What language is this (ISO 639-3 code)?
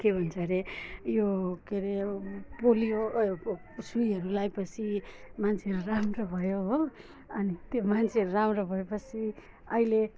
nep